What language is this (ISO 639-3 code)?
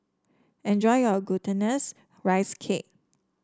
eng